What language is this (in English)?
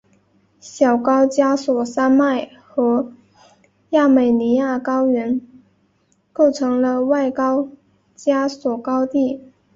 Chinese